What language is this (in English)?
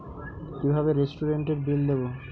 Bangla